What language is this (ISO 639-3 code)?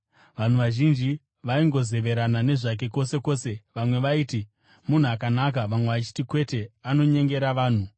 sna